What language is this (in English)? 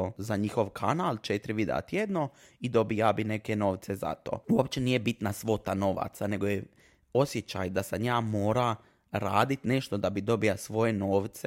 Croatian